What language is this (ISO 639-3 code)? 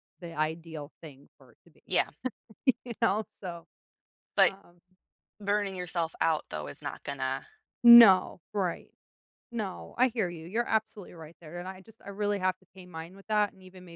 eng